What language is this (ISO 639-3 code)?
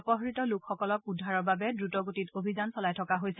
asm